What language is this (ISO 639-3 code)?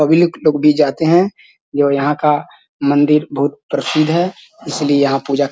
mag